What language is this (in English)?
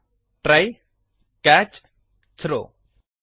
Kannada